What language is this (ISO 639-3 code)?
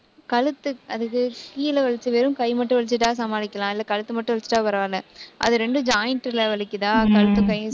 tam